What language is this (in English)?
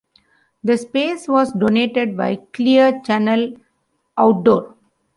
English